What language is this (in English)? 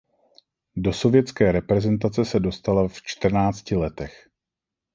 Czech